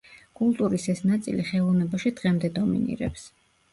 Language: Georgian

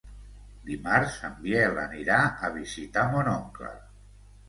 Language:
Catalan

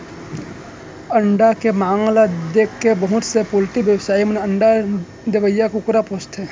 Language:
Chhattisgarhi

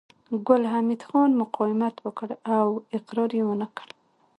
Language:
Pashto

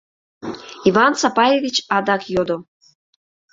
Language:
Mari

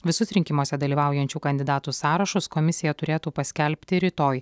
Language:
Lithuanian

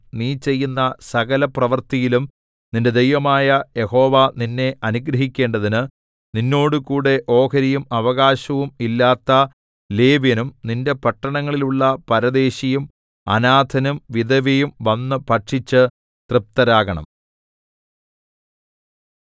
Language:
Malayalam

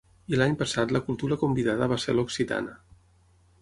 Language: Catalan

